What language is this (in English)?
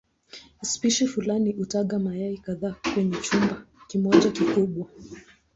Swahili